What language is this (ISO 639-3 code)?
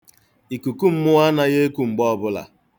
ibo